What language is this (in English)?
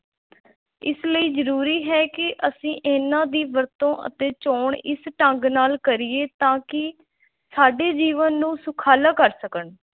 Punjabi